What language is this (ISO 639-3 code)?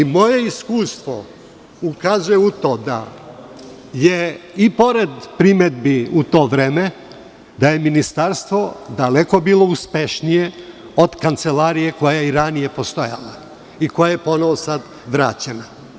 srp